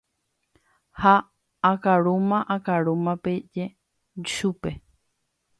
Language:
Guarani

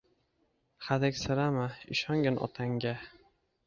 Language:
Uzbek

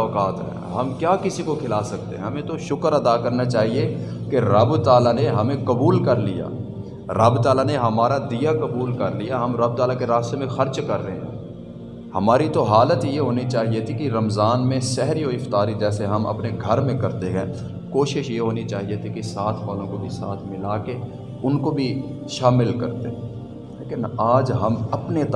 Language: Urdu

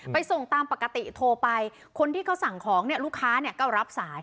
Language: Thai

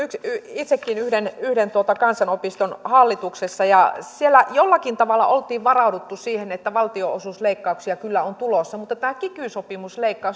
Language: Finnish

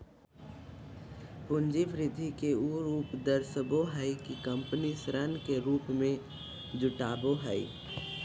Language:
Magahi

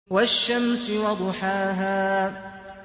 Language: Arabic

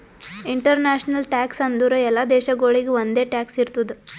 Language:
Kannada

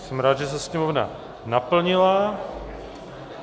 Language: Czech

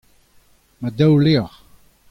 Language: Breton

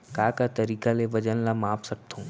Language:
Chhattisgarhi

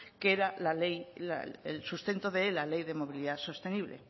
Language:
Spanish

